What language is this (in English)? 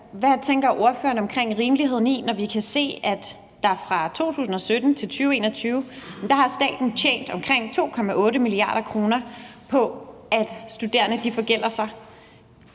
Danish